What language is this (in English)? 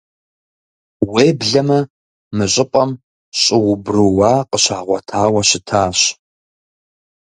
Kabardian